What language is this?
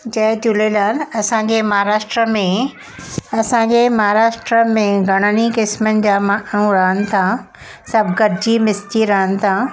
Sindhi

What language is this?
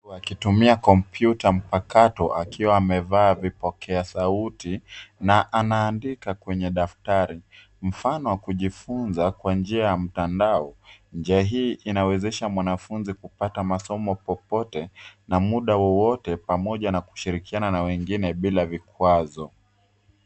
Swahili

